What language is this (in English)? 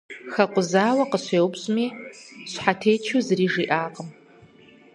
Kabardian